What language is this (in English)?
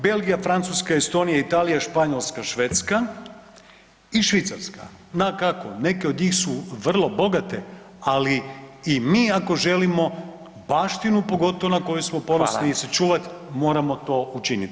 Croatian